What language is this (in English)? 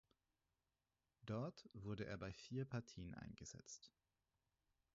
German